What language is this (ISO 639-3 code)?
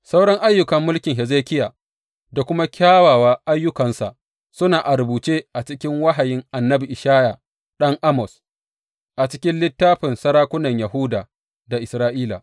hau